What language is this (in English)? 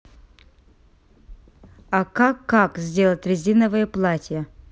Russian